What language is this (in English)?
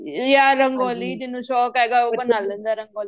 Punjabi